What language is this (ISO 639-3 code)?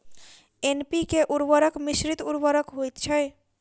mai